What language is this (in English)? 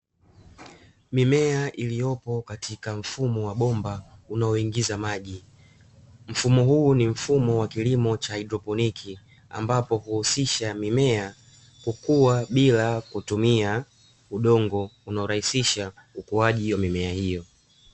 Swahili